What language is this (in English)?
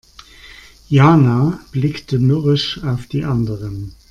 German